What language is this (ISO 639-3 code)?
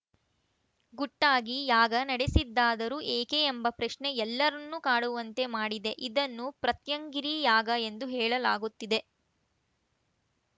kan